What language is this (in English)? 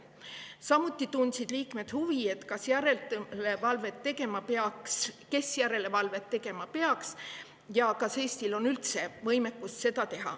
Estonian